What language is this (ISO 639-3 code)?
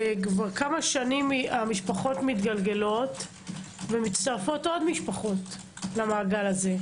heb